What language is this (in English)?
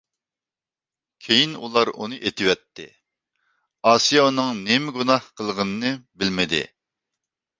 Uyghur